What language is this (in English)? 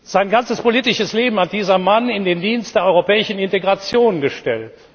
German